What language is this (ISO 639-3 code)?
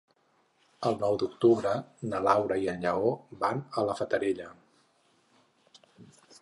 cat